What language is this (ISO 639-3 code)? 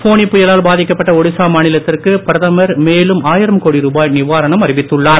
tam